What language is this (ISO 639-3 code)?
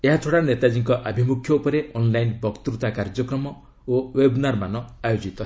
ori